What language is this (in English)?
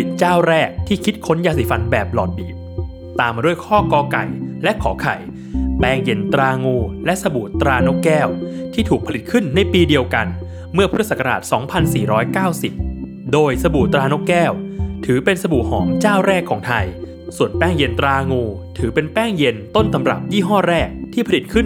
Thai